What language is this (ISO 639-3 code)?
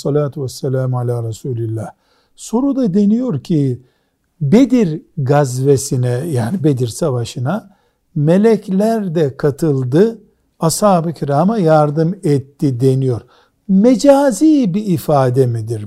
tur